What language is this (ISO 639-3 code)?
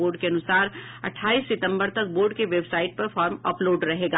hin